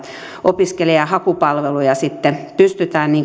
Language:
Finnish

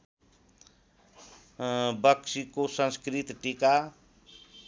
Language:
Nepali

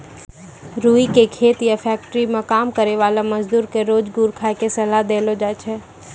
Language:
Maithili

